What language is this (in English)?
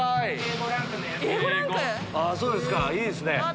Japanese